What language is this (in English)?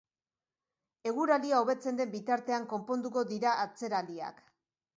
Basque